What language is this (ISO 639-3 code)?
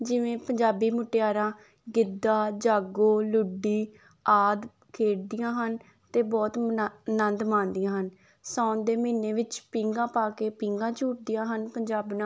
pan